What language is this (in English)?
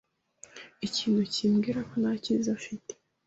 Kinyarwanda